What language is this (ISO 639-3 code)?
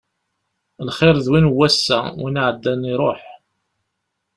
kab